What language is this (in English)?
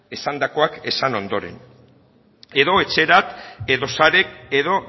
Basque